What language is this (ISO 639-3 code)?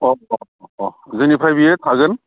brx